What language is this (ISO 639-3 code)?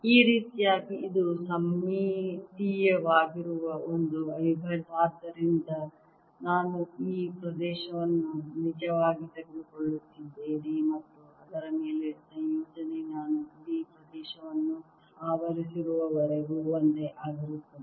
kan